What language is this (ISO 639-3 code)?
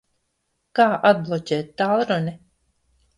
lav